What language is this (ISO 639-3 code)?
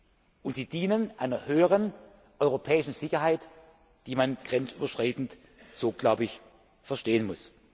deu